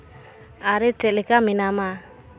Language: Santali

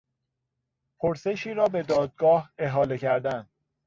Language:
Persian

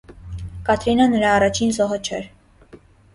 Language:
Armenian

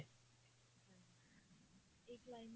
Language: Punjabi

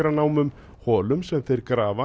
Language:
Icelandic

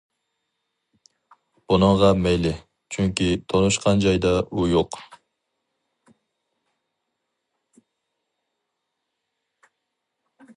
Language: Uyghur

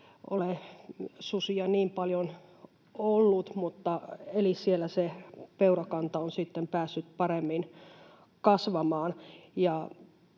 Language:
Finnish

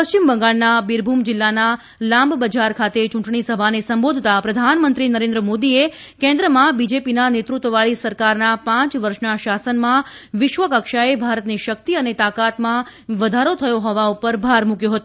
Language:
Gujarati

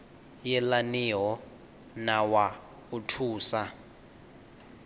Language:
Venda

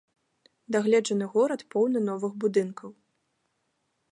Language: Belarusian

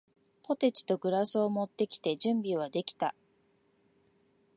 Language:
Japanese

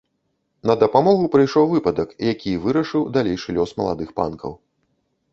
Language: Belarusian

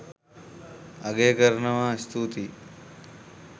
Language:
Sinhala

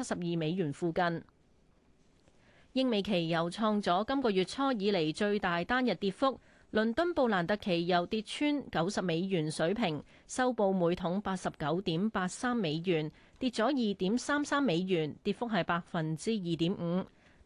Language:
Chinese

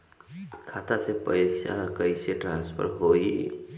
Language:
Bhojpuri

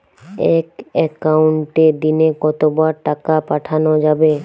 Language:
Bangla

